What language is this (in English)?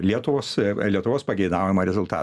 Lithuanian